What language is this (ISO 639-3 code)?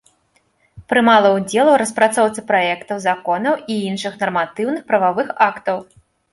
bel